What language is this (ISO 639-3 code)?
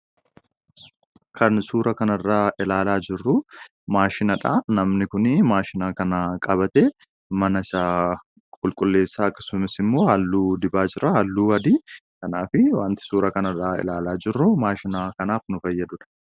orm